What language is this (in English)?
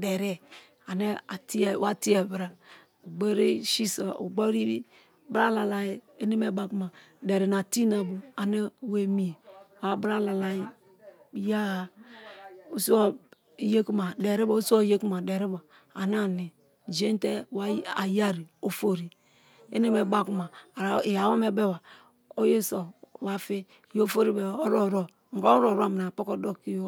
Kalabari